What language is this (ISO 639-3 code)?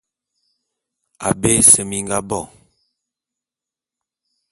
bum